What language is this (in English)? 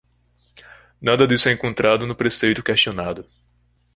Portuguese